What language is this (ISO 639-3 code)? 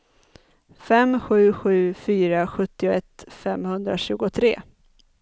swe